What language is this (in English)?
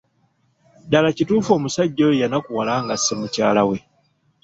Ganda